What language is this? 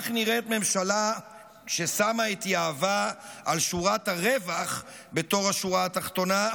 Hebrew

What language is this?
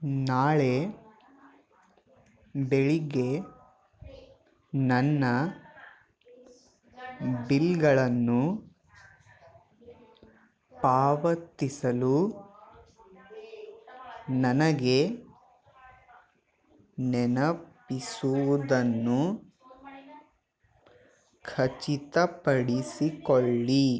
Kannada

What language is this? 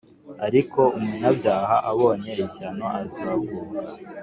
Kinyarwanda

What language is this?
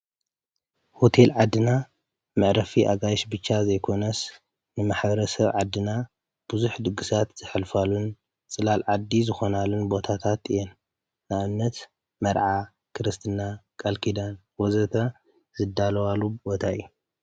Tigrinya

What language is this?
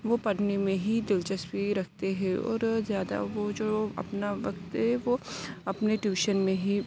Urdu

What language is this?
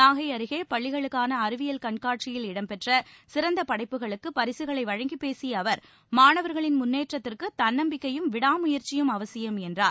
Tamil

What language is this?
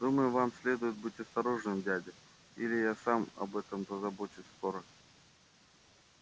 Russian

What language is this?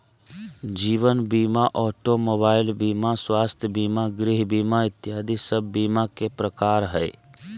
Magahi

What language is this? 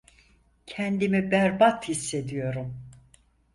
Turkish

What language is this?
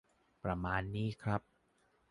Thai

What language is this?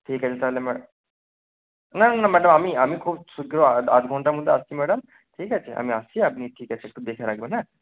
Bangla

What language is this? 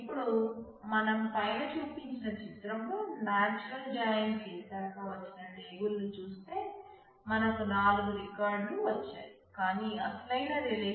Telugu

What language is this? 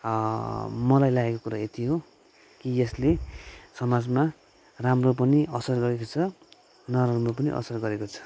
Nepali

